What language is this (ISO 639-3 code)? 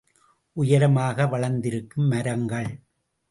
tam